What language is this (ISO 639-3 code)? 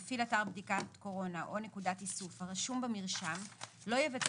heb